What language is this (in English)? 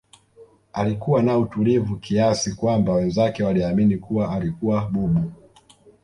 Swahili